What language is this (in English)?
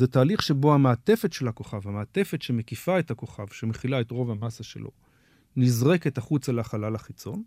Hebrew